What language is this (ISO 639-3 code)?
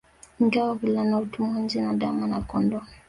swa